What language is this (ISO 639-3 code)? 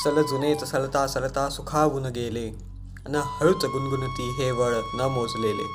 mar